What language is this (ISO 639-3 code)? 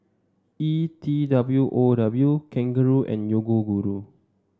eng